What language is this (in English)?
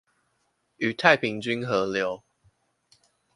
Chinese